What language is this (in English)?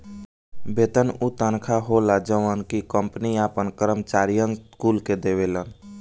Bhojpuri